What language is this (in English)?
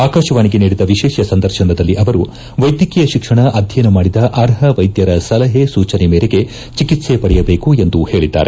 Kannada